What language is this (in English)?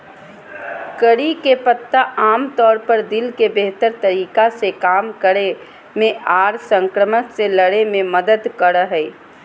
Magahi